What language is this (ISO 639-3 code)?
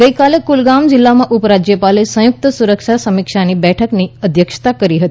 guj